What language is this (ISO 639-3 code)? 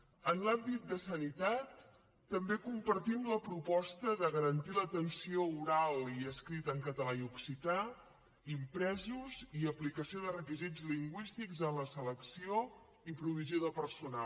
cat